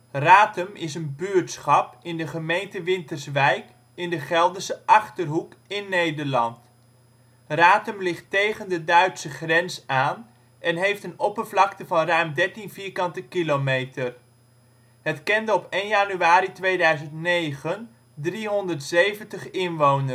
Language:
Dutch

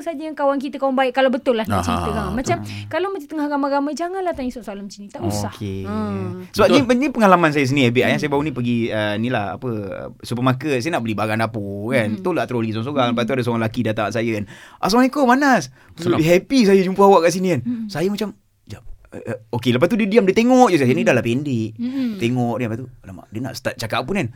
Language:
Malay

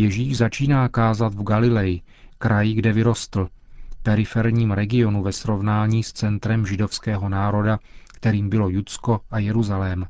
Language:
Czech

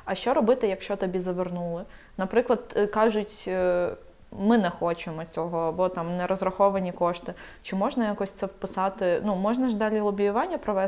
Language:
Ukrainian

